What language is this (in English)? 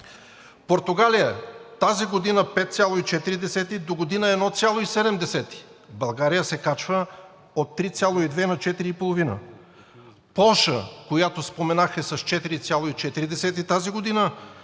Bulgarian